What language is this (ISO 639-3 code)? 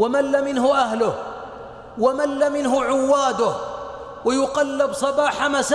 ara